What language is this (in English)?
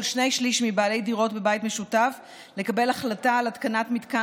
Hebrew